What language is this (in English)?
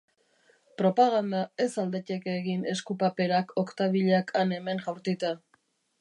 Basque